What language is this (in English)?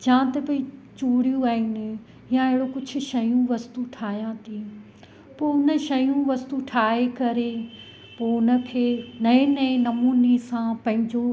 Sindhi